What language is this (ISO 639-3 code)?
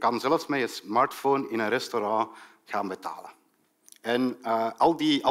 nld